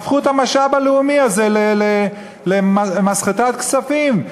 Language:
Hebrew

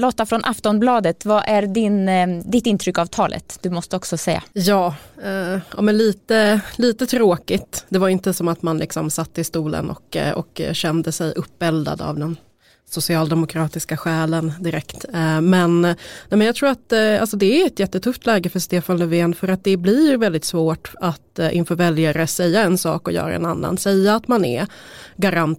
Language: Swedish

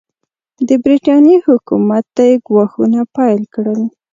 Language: Pashto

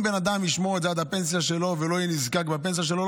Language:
Hebrew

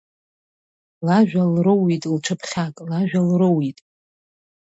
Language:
Abkhazian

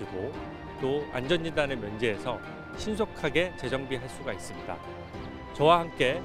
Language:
Korean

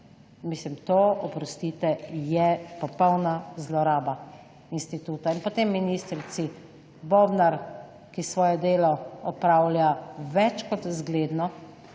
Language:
Slovenian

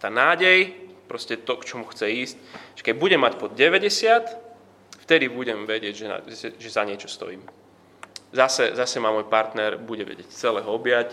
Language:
Slovak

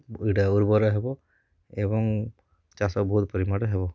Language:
Odia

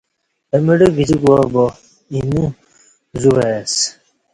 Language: Kati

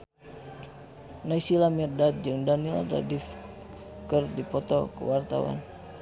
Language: Sundanese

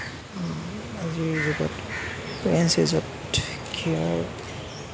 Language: Assamese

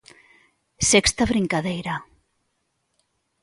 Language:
Galician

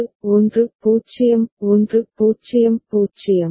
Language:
Tamil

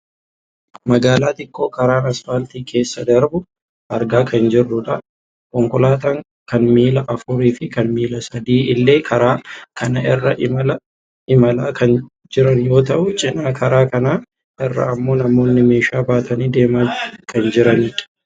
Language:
Oromo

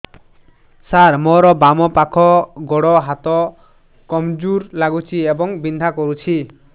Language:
Odia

